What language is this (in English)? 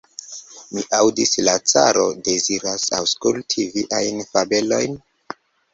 Esperanto